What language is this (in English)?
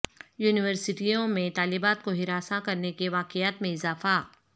Urdu